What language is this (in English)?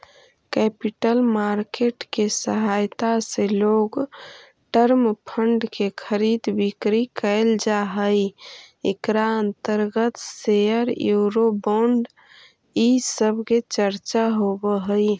Magahi